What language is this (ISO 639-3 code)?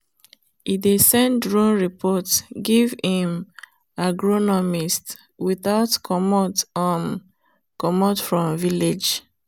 pcm